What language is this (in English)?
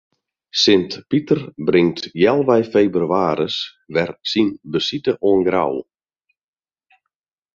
Western Frisian